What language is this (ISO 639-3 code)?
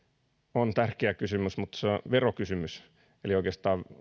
fin